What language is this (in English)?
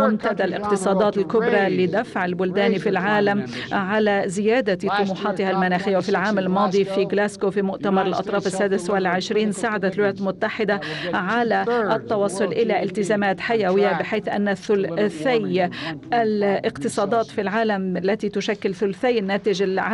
Arabic